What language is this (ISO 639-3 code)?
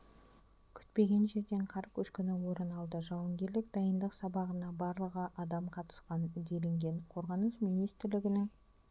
kaz